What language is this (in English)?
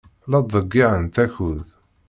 Kabyle